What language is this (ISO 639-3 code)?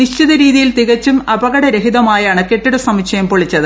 mal